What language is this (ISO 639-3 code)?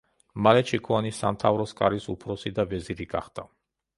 kat